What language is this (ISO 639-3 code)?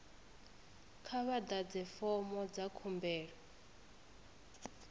ven